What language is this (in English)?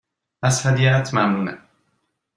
Persian